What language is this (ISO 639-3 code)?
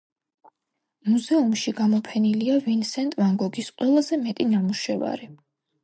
kat